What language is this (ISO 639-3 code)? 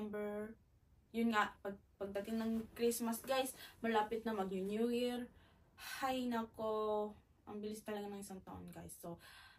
fil